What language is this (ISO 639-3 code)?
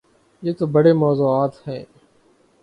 urd